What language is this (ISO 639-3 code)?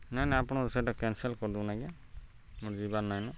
ori